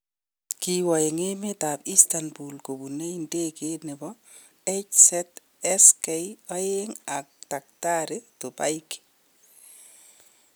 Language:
Kalenjin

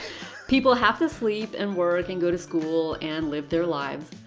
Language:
English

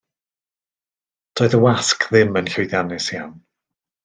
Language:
Welsh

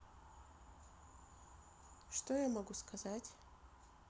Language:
Russian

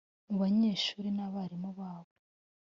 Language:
Kinyarwanda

